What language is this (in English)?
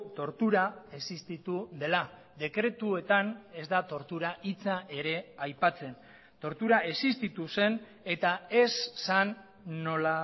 Basque